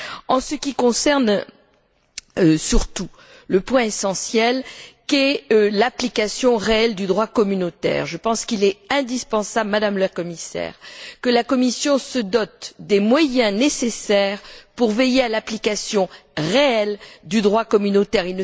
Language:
French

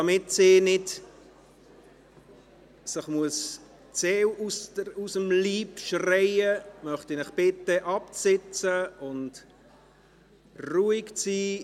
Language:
Swiss German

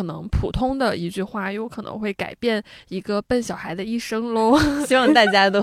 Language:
Chinese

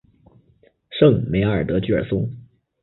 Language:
Chinese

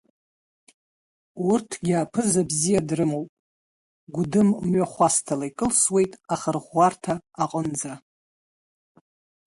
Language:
Abkhazian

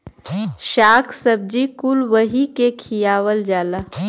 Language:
Bhojpuri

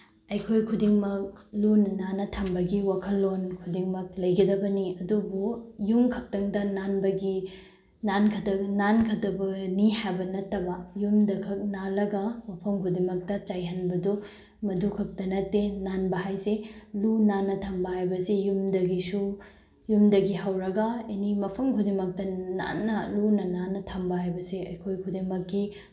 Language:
Manipuri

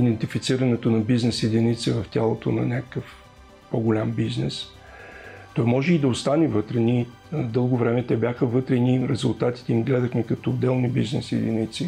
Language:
Bulgarian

